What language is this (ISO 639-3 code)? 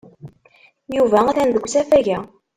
kab